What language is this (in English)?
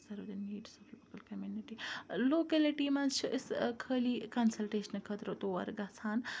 Kashmiri